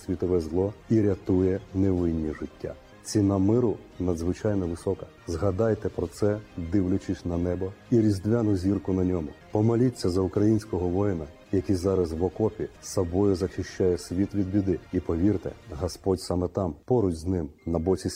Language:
Ukrainian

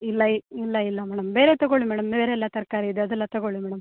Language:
Kannada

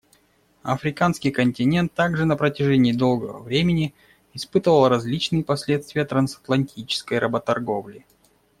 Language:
Russian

